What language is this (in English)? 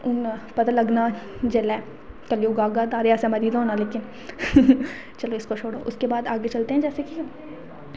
Dogri